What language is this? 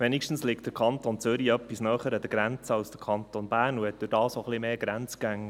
Swiss German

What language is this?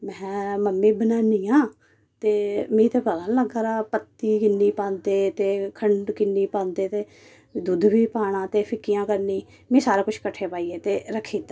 Dogri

